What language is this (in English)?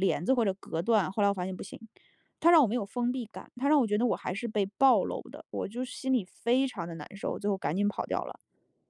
Chinese